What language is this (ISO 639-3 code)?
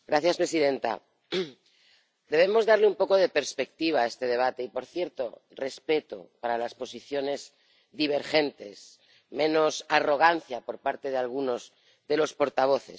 spa